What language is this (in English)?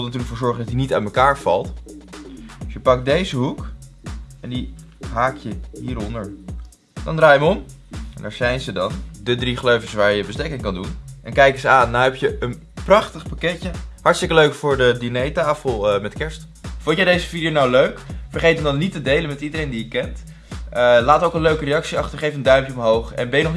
Dutch